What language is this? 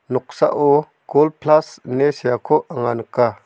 Garo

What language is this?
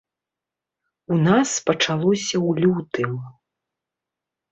Belarusian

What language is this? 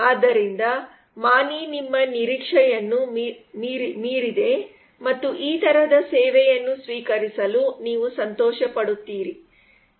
Kannada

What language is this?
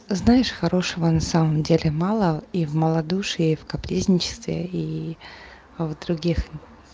Russian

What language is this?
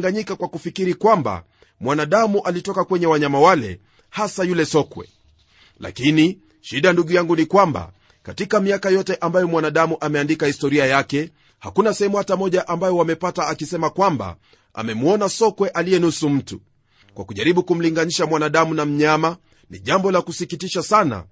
Swahili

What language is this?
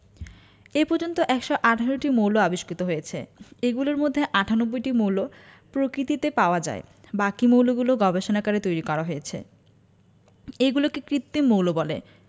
Bangla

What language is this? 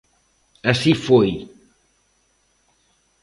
Galician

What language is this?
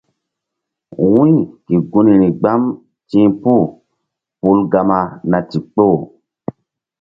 Mbum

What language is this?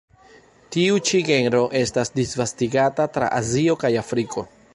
Esperanto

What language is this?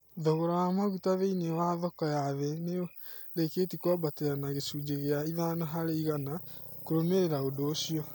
Kikuyu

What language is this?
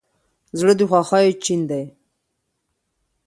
Pashto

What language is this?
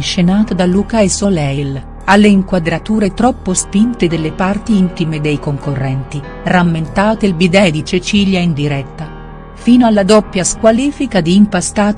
Italian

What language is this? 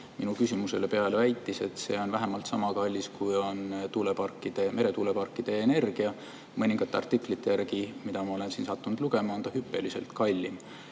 Estonian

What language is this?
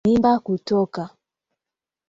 Swahili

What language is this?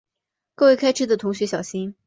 Chinese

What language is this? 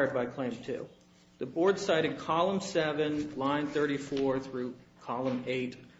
English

